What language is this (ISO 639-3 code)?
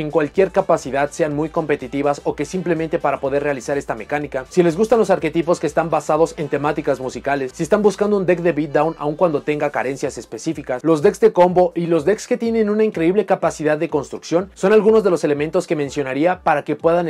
spa